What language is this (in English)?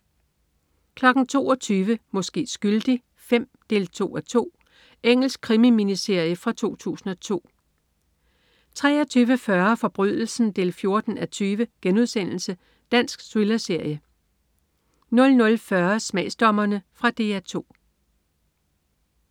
Danish